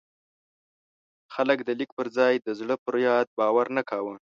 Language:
Pashto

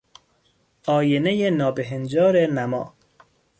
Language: Persian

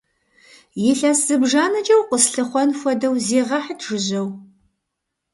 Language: Kabardian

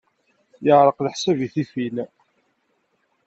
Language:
Kabyle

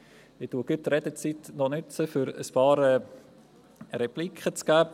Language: Swiss German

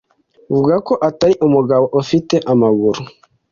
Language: Kinyarwanda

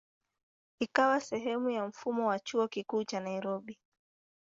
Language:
Swahili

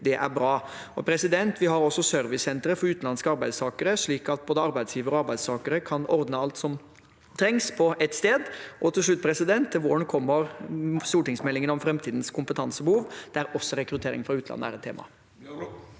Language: Norwegian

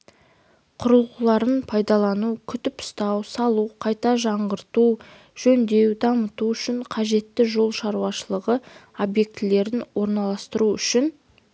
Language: Kazakh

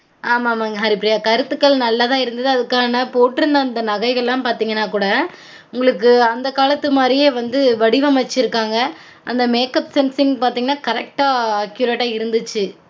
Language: Tamil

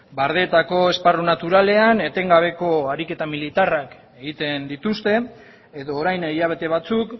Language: Basque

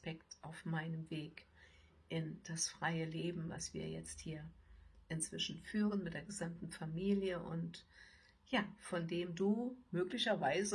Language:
German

